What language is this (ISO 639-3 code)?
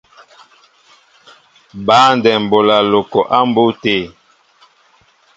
mbo